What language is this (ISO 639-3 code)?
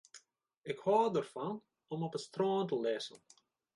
fry